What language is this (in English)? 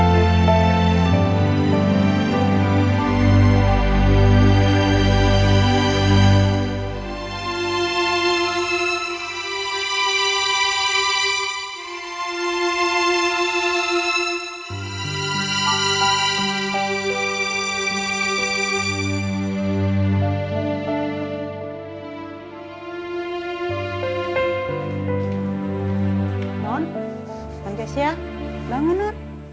Indonesian